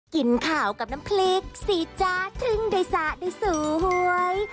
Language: Thai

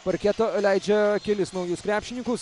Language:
Lithuanian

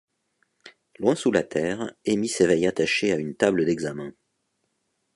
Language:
French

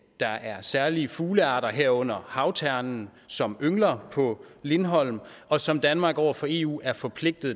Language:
Danish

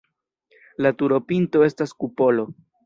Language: Esperanto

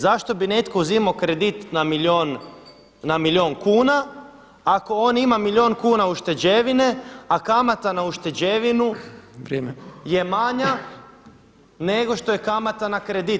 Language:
Croatian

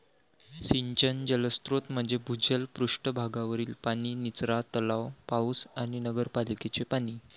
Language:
Marathi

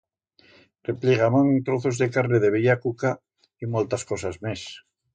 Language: Aragonese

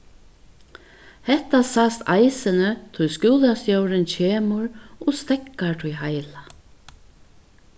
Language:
Faroese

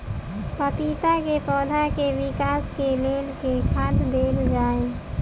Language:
Maithili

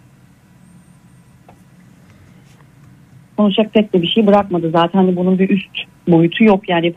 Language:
Turkish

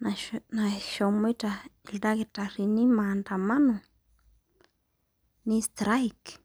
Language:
Masai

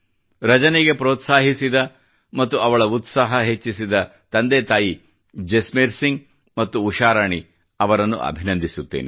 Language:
Kannada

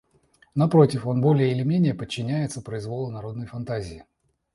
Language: Russian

